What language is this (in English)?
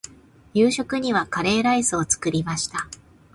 Japanese